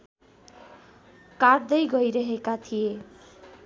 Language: Nepali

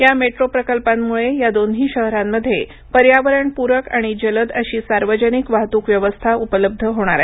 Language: Marathi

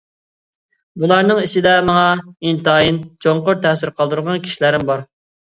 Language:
Uyghur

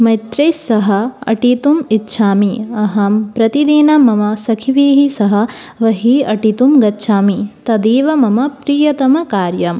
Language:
Sanskrit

